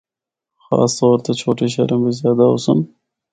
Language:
Northern Hindko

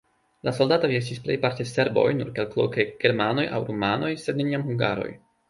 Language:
Esperanto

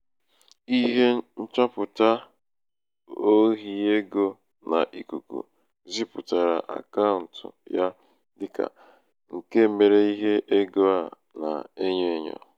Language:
Igbo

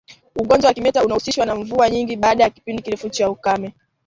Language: Swahili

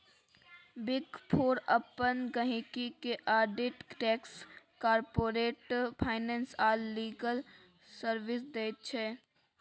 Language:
Maithili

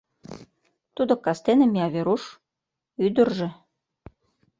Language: Mari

